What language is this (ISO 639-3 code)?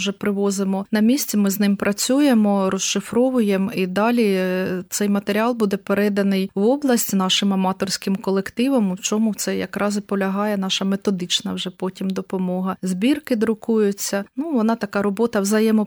ukr